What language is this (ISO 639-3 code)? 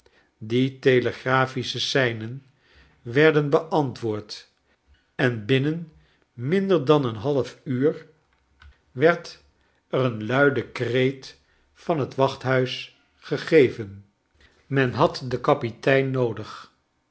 nld